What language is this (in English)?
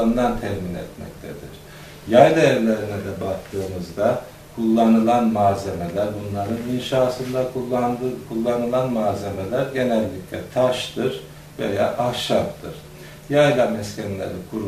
Turkish